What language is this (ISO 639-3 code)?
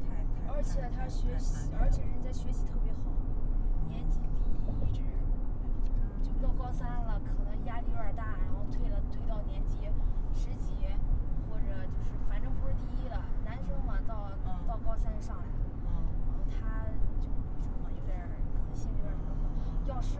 zho